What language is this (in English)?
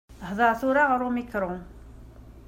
Kabyle